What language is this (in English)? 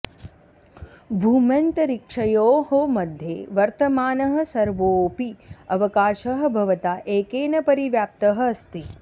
Sanskrit